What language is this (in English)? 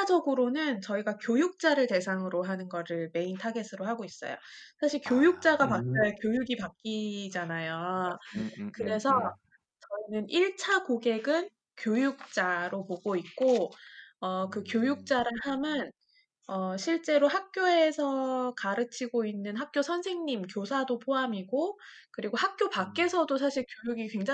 Korean